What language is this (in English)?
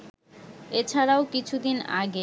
Bangla